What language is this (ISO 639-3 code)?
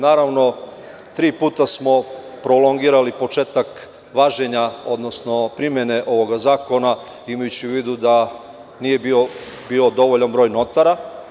srp